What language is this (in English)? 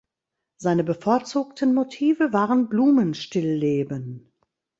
German